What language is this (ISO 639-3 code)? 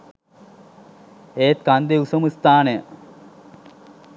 sin